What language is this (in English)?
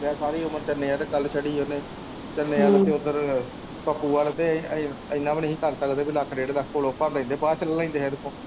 Punjabi